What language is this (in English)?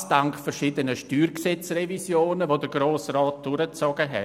Swiss German